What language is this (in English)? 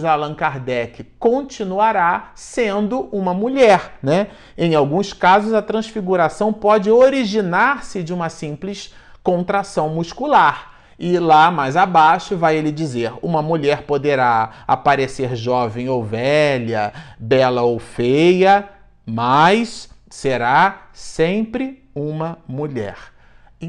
Portuguese